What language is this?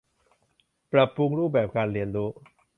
Thai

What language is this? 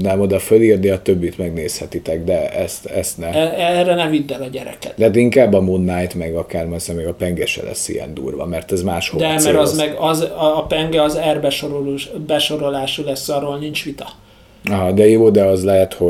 Hungarian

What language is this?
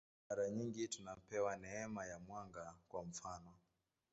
Swahili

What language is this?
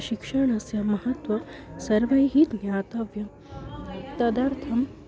Sanskrit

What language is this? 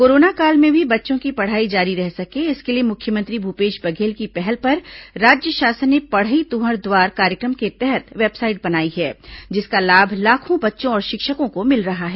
Hindi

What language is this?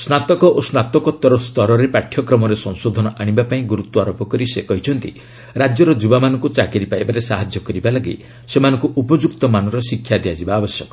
Odia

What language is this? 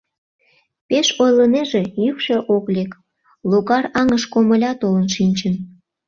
Mari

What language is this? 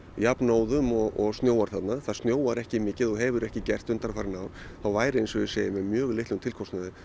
Icelandic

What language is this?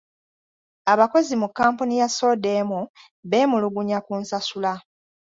Ganda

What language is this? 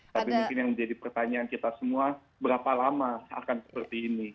Indonesian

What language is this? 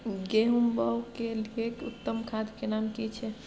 Maithili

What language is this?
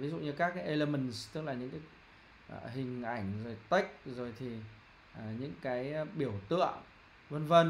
Vietnamese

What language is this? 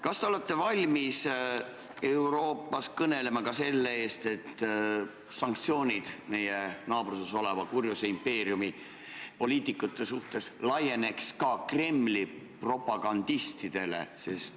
Estonian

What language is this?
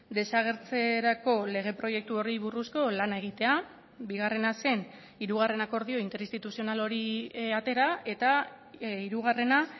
Basque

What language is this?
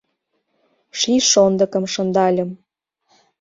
Mari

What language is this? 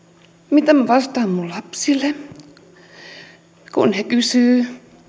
Finnish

